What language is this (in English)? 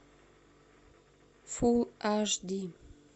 Russian